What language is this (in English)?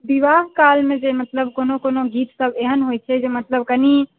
Maithili